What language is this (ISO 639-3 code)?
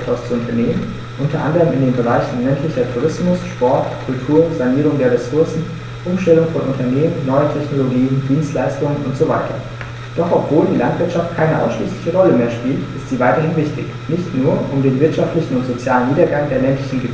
deu